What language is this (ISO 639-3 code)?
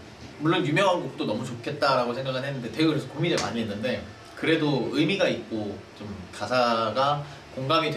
kor